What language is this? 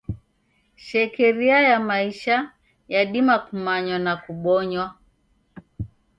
Taita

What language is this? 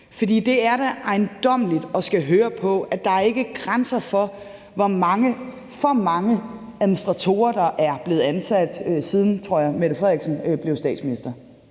Danish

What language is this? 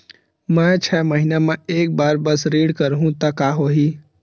Chhattisgarhi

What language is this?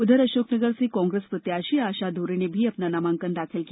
Hindi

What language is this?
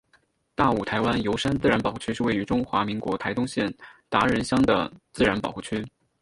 Chinese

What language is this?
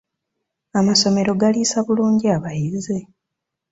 Ganda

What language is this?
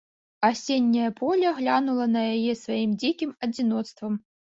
Belarusian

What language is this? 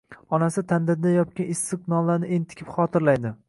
Uzbek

